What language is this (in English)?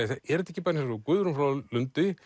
Icelandic